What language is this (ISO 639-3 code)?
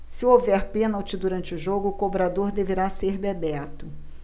por